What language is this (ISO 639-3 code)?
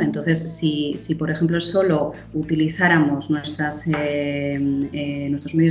spa